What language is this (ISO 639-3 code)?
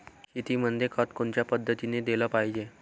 mar